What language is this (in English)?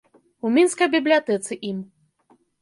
Belarusian